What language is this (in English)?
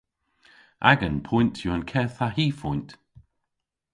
Cornish